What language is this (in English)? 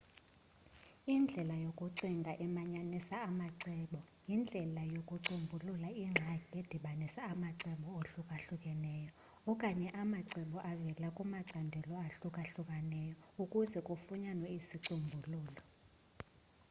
Xhosa